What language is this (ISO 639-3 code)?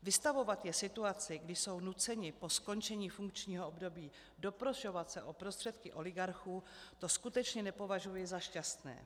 ces